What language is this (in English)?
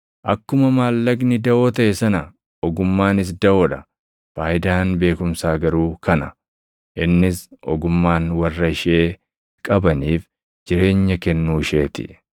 Oromo